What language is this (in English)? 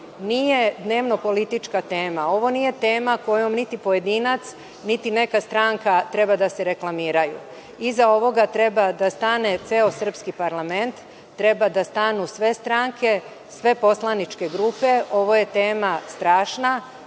Serbian